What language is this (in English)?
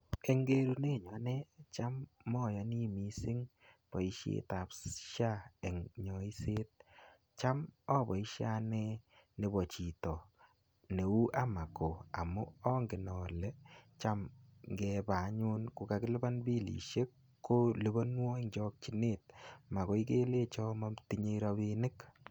Kalenjin